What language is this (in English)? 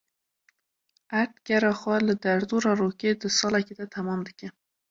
Kurdish